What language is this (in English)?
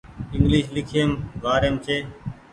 Goaria